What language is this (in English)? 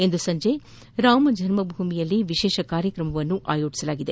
Kannada